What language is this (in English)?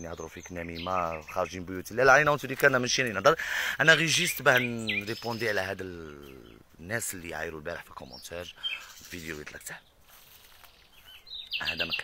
Arabic